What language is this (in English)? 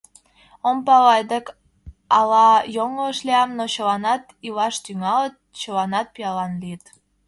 Mari